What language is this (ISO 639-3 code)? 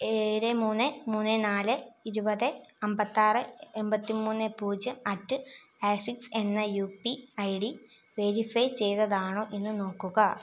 mal